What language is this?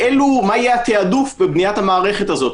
Hebrew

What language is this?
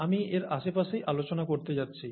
Bangla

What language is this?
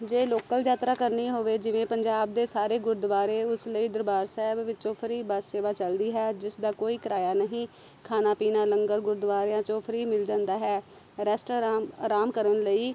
Punjabi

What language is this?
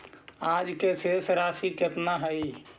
Magahi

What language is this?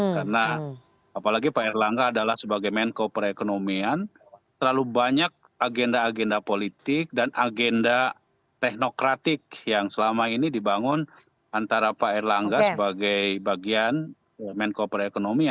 Indonesian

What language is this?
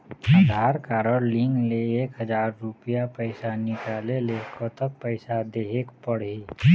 Chhattisgarhi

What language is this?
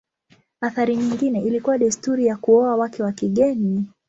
Swahili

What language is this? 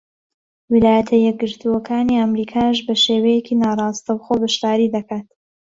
Central Kurdish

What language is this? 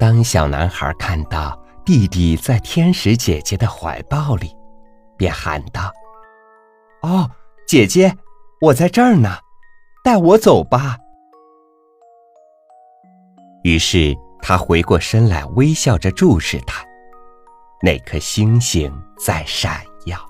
Chinese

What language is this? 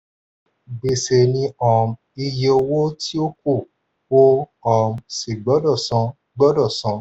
Yoruba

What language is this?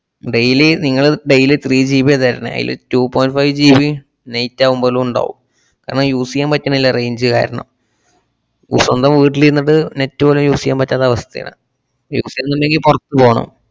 Malayalam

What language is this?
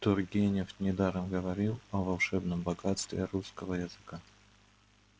Russian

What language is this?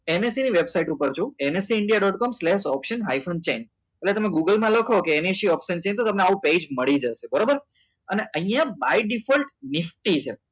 Gujarati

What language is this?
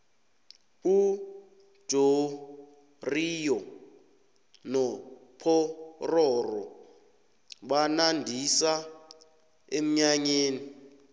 South Ndebele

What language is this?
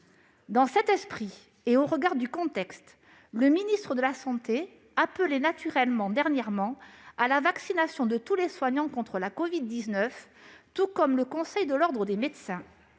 French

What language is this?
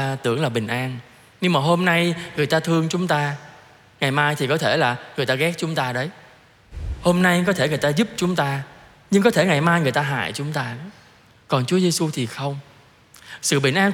Vietnamese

